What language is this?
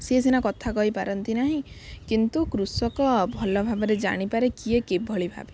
Odia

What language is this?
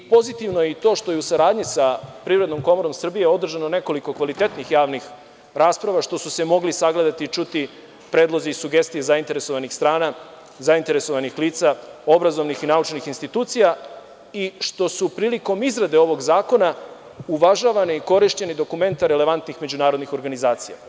Serbian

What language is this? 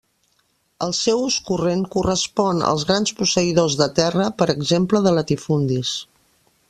Catalan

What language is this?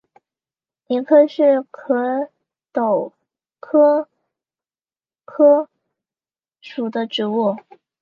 Chinese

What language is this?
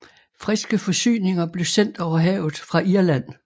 Danish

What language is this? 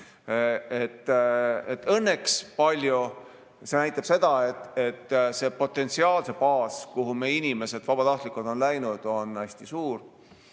Estonian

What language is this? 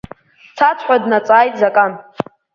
Abkhazian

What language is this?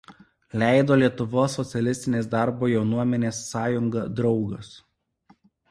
Lithuanian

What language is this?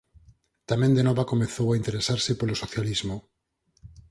Galician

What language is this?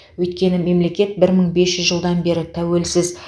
Kazakh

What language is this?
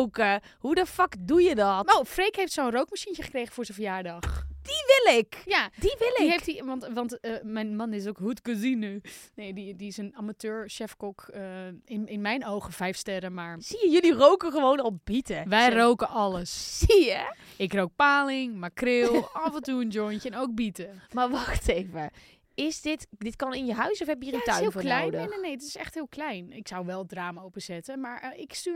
Dutch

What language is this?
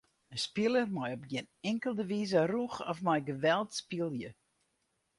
Western Frisian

